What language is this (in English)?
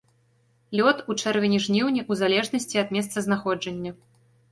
Belarusian